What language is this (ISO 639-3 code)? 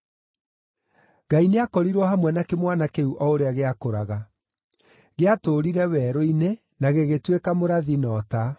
kik